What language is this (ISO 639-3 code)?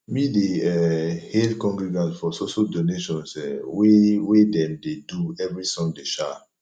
pcm